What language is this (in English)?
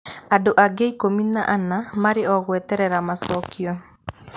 Kikuyu